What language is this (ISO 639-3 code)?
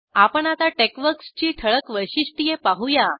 mar